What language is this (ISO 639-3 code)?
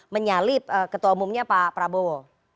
ind